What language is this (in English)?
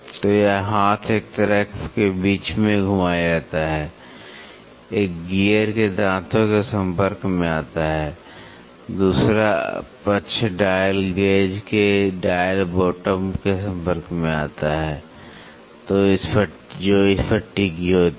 Hindi